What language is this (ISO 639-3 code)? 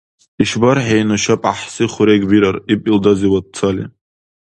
dar